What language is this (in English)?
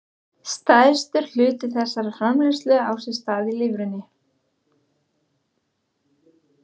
Icelandic